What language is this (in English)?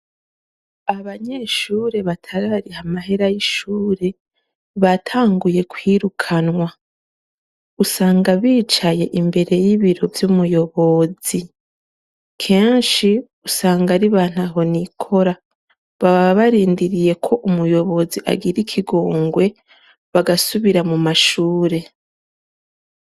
Rundi